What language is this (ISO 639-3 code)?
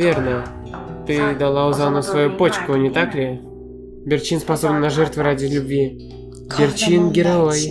rus